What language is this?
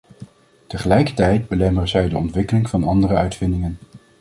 Dutch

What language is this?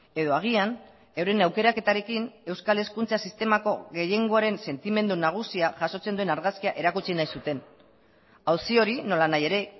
Basque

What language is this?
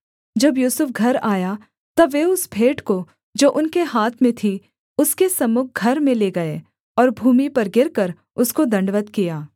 Hindi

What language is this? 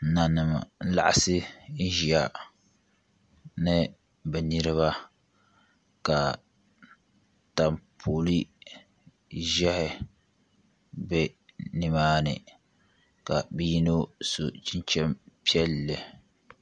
Dagbani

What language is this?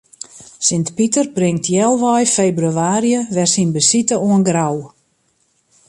Western Frisian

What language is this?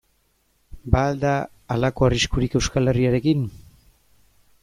Basque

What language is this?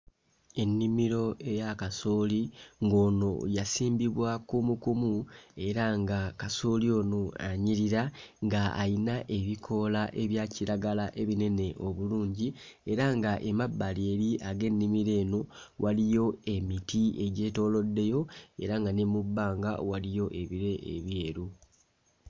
Ganda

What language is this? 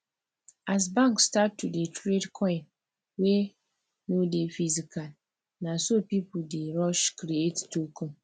Nigerian Pidgin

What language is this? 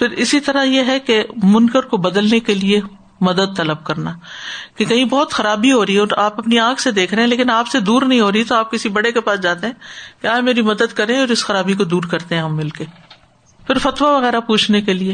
Urdu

